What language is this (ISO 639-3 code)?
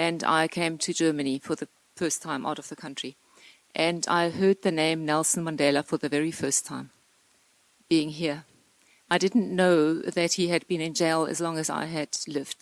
eng